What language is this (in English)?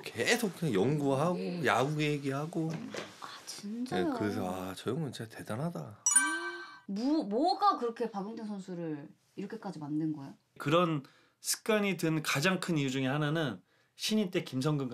Korean